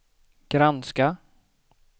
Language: Swedish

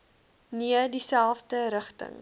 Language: Afrikaans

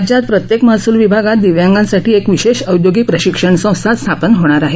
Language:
Marathi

